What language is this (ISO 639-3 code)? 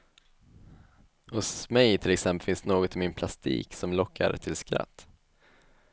swe